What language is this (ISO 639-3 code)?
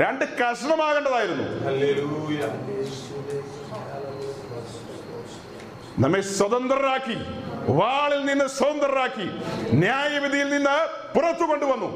mal